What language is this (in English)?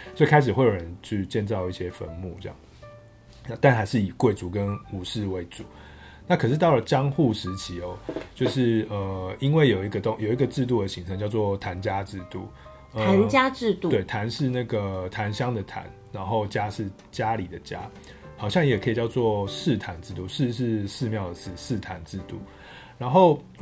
Chinese